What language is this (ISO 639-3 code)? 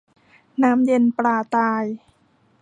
tha